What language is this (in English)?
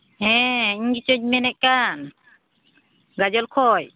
Santali